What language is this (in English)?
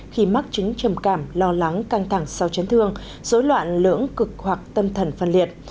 Vietnamese